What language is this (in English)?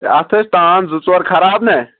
Kashmiri